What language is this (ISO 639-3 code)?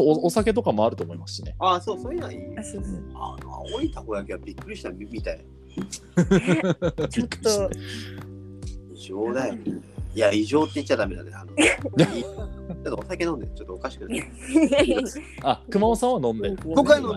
jpn